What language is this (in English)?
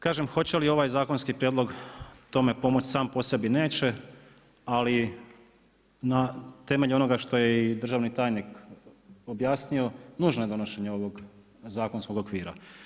Croatian